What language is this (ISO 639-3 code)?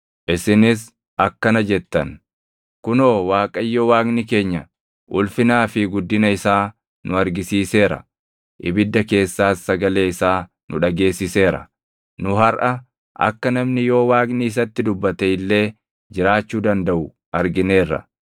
orm